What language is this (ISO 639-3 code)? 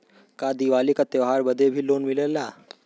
bho